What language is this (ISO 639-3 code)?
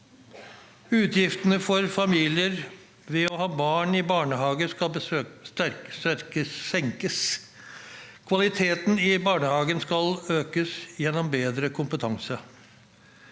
nor